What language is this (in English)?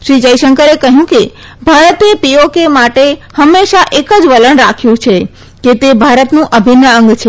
Gujarati